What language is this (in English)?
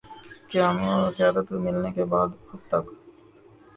Urdu